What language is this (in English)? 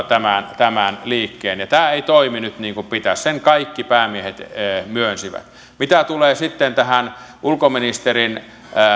Finnish